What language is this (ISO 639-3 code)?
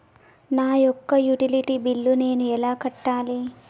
tel